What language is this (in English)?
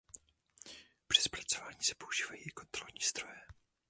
Czech